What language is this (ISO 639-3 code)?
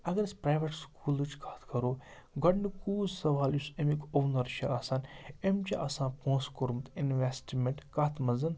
kas